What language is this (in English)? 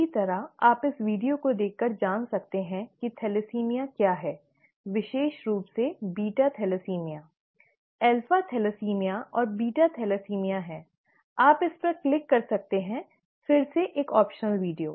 Hindi